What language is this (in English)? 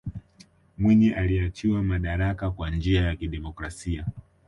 Swahili